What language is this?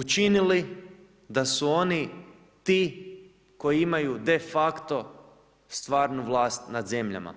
Croatian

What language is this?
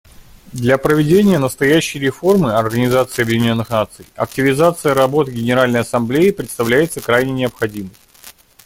Russian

